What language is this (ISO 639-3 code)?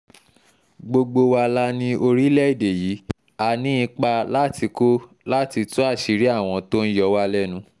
yor